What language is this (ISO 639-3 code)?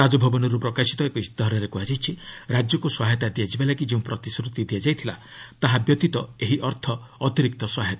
ori